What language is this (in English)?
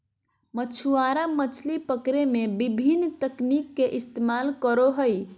Magahi